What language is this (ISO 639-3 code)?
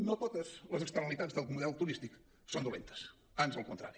cat